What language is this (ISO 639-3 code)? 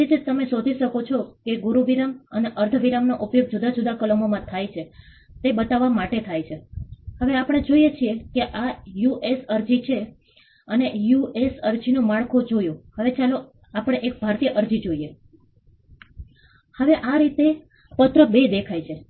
guj